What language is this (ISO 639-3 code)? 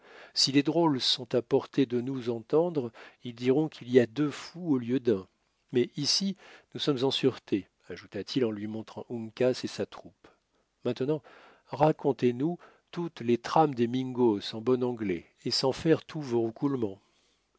fra